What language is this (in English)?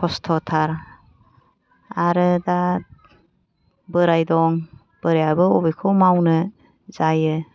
Bodo